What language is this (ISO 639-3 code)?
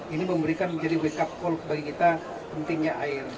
ind